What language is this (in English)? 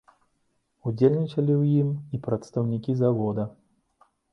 Belarusian